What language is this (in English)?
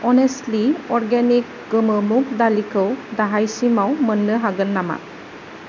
Bodo